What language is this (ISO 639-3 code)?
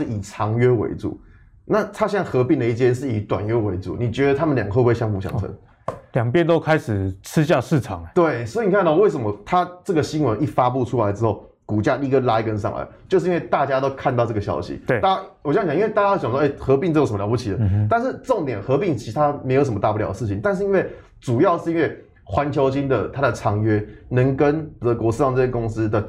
zho